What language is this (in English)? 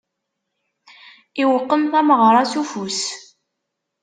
Kabyle